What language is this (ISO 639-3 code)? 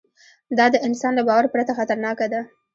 pus